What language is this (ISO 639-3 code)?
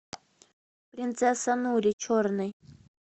rus